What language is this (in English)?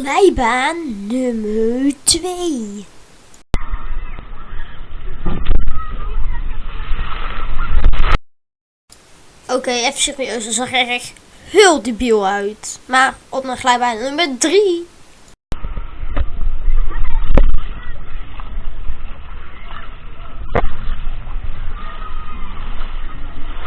Dutch